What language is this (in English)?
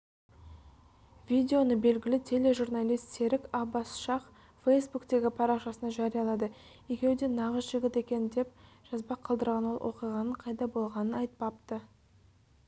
Kazakh